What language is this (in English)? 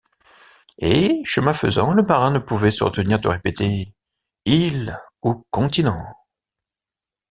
French